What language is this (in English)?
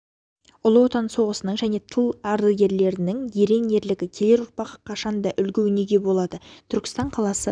Kazakh